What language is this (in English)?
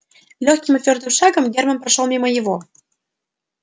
Russian